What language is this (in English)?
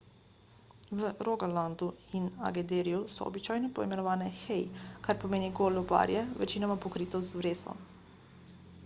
Slovenian